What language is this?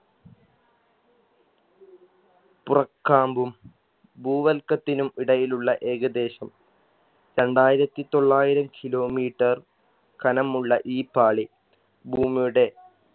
Malayalam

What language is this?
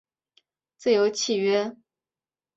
Chinese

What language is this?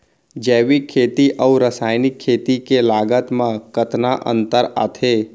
Chhattisgarhi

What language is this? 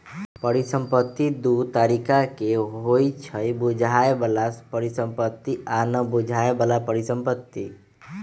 Magahi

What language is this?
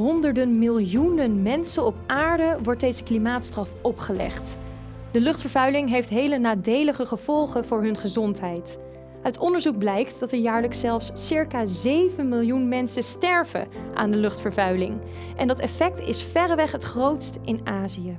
Dutch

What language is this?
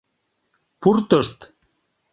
Mari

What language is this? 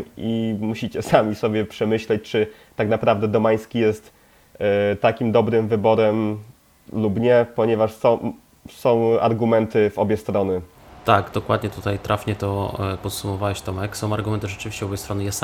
Polish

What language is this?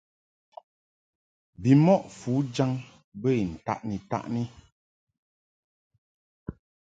Mungaka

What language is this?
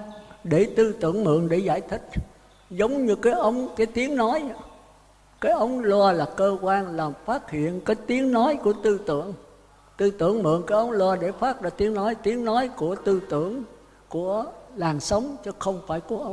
Vietnamese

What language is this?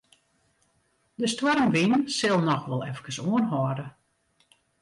Western Frisian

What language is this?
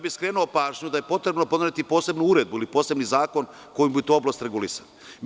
Serbian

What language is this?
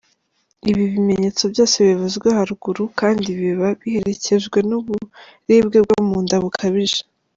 Kinyarwanda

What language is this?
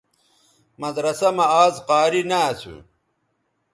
Bateri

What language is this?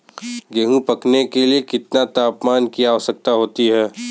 Hindi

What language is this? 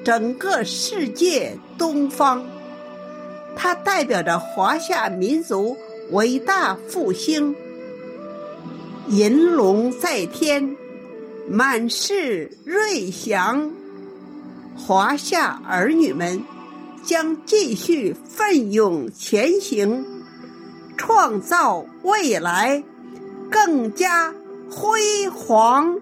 Chinese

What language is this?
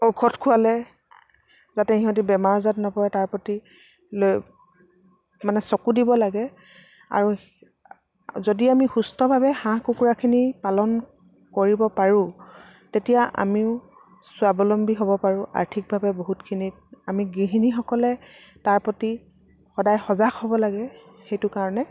Assamese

